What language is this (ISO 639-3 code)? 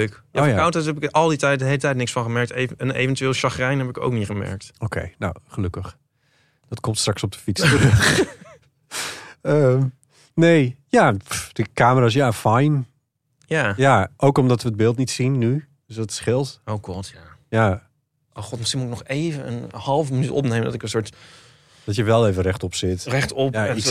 nld